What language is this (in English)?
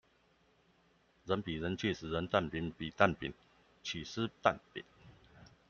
Chinese